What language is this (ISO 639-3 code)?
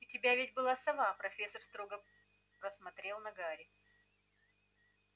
rus